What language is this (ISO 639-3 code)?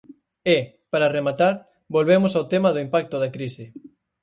glg